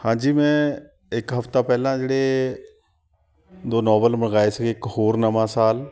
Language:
Punjabi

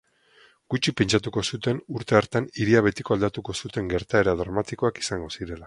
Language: Basque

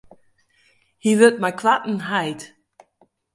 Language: Western Frisian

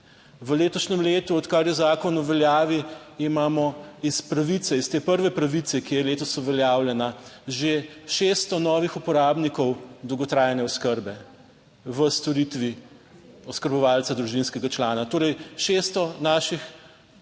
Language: Slovenian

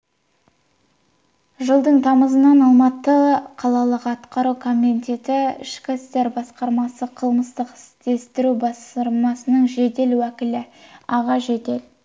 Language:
Kazakh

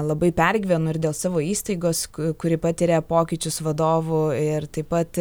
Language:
Lithuanian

